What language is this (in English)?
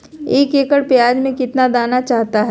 Magahi